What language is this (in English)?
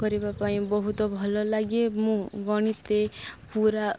Odia